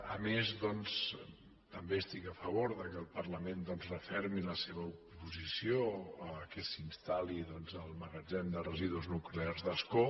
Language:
Catalan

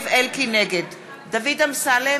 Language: Hebrew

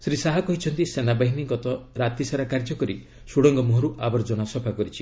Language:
Odia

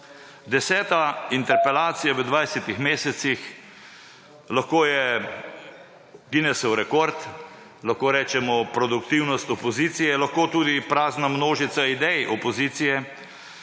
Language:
Slovenian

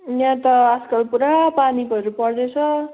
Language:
Nepali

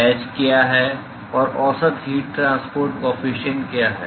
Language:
Hindi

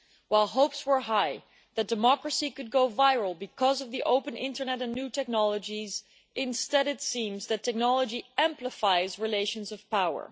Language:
English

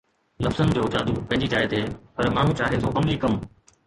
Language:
Sindhi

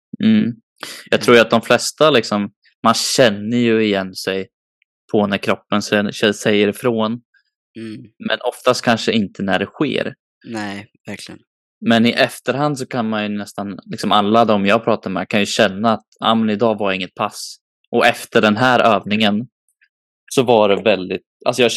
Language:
Swedish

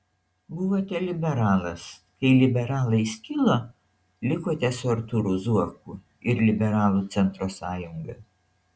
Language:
Lithuanian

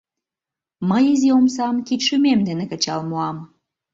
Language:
Mari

